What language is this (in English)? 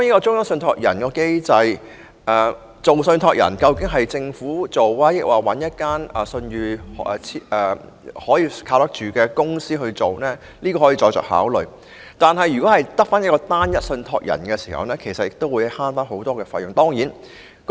Cantonese